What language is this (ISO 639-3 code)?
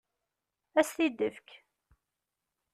kab